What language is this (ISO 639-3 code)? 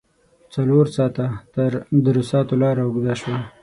pus